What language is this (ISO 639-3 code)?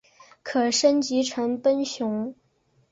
zho